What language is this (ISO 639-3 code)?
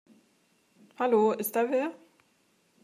deu